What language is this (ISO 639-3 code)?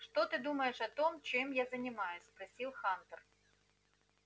rus